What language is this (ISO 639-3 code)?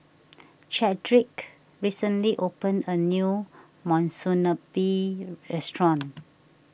eng